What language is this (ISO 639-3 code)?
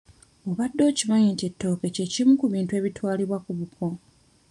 lug